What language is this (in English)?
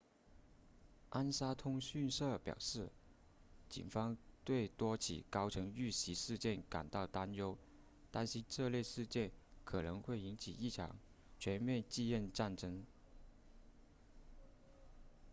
Chinese